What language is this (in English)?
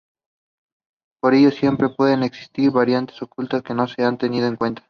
Spanish